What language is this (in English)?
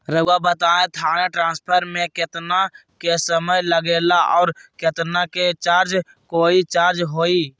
Magahi